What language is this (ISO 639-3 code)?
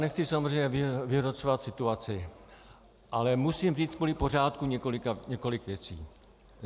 ces